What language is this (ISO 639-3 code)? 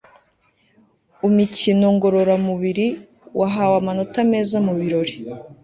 kin